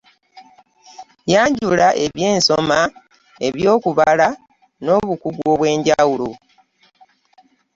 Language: Ganda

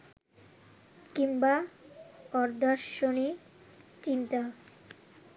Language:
Bangla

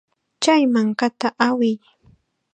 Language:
Chiquián Ancash Quechua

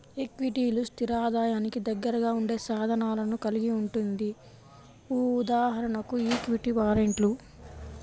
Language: Telugu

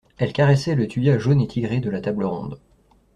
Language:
French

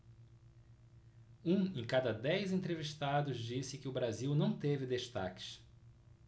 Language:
Portuguese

